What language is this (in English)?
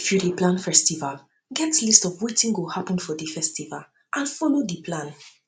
Nigerian Pidgin